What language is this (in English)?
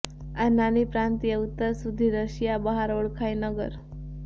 Gujarati